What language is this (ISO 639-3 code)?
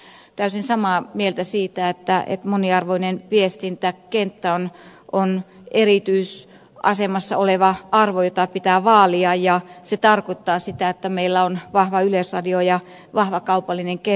fin